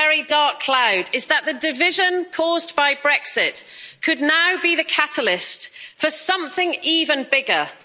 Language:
English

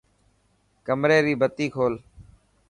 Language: Dhatki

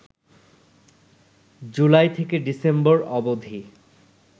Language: Bangla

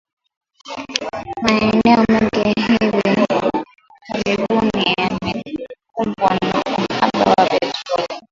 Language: Swahili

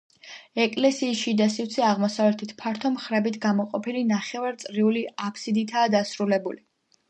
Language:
Georgian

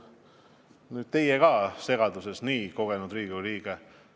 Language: Estonian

